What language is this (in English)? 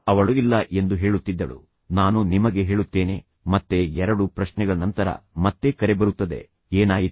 Kannada